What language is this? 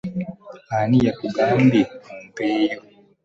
Ganda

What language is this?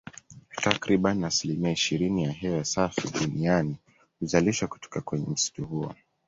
Swahili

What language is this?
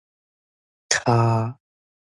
Min Nan Chinese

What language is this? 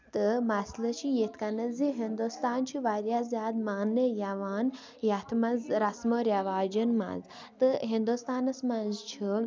Kashmiri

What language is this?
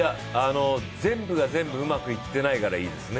Japanese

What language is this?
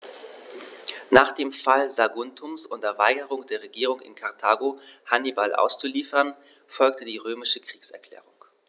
German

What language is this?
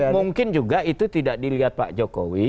Indonesian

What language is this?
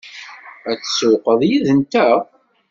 Kabyle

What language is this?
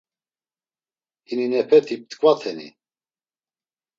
Laz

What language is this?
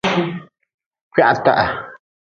Nawdm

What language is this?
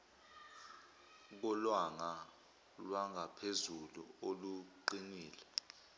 Zulu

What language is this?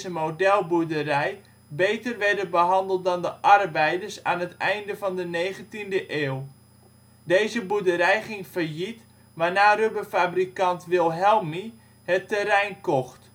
Dutch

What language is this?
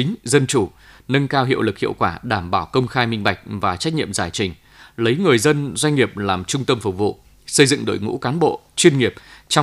Vietnamese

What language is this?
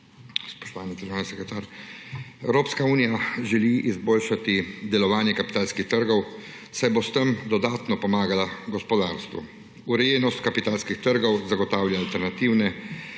Slovenian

